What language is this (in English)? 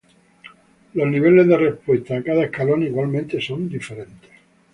Spanish